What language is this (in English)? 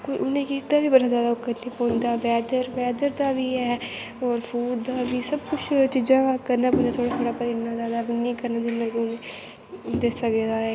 Dogri